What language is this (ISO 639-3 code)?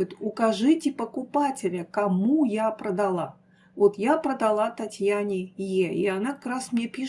rus